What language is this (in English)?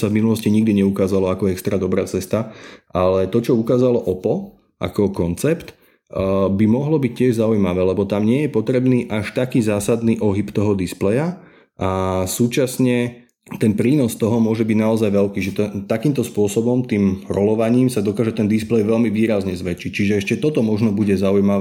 Slovak